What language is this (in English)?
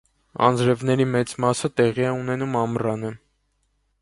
Armenian